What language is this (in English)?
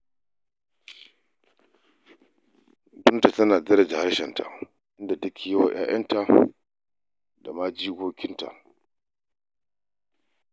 Hausa